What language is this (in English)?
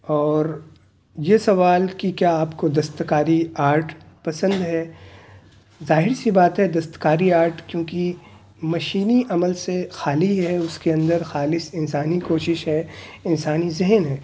Urdu